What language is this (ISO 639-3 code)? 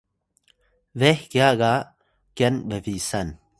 tay